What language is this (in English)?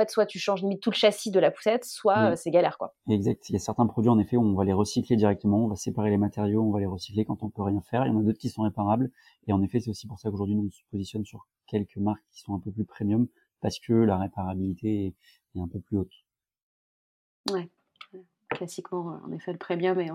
French